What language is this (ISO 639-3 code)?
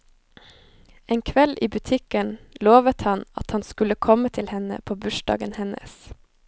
nor